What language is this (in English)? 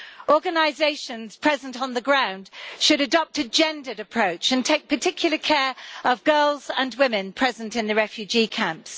English